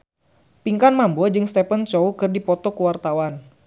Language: Sundanese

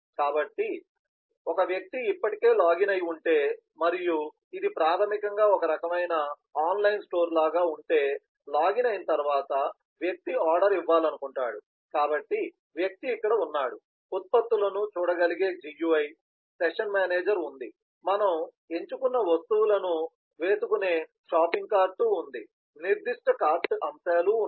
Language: Telugu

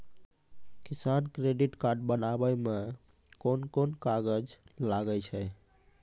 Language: Maithili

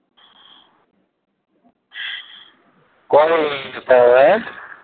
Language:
Bangla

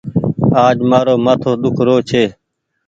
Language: Goaria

